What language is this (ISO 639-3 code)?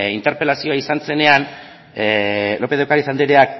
eus